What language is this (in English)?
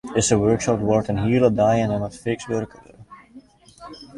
Western Frisian